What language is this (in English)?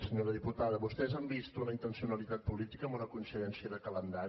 Catalan